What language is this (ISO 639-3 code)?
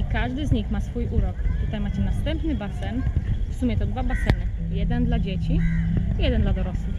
pol